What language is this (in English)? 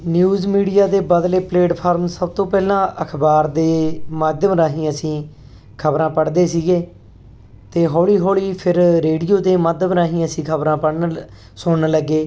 Punjabi